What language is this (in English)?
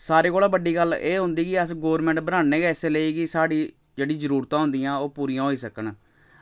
Dogri